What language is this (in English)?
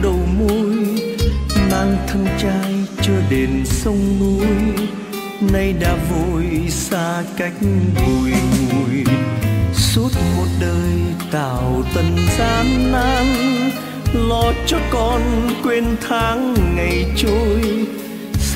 Vietnamese